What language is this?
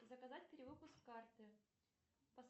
Russian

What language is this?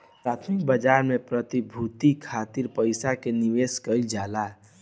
Bhojpuri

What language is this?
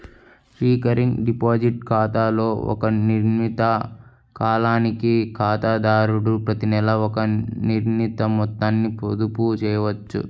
Telugu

